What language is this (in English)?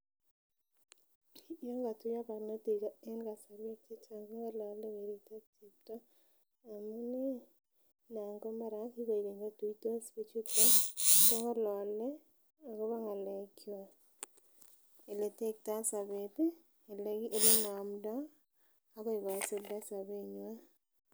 Kalenjin